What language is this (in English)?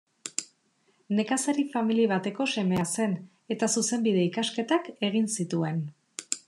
Basque